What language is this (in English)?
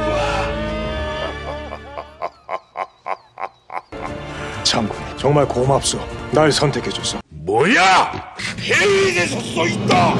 Korean